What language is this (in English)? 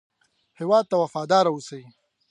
Pashto